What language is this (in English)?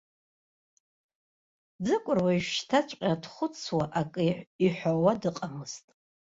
Abkhazian